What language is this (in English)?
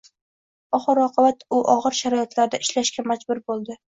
Uzbek